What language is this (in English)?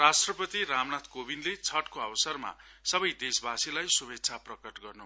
Nepali